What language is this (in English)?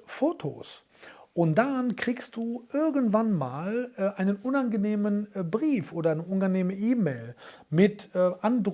German